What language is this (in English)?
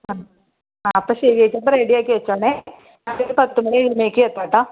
Malayalam